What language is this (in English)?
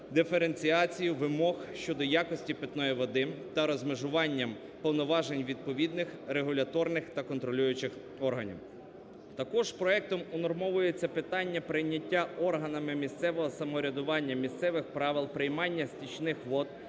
Ukrainian